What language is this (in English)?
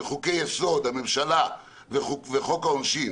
Hebrew